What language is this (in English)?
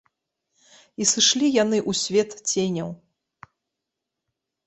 Belarusian